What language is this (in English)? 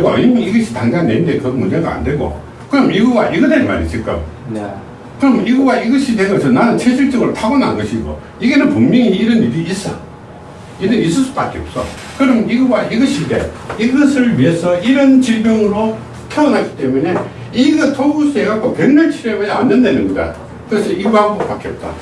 Korean